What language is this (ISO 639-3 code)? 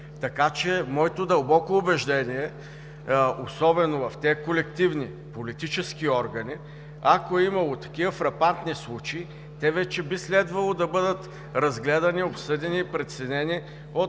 bul